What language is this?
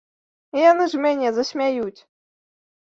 Belarusian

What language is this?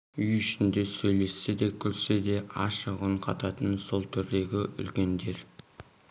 Kazakh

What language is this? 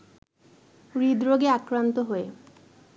Bangla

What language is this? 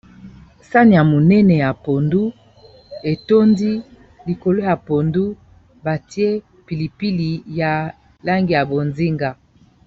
Lingala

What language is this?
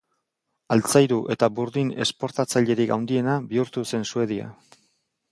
Basque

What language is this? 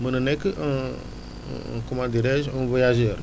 Wolof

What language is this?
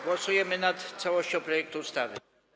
Polish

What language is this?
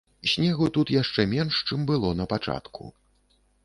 Belarusian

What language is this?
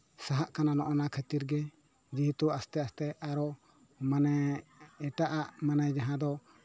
Santali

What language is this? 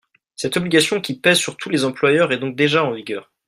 French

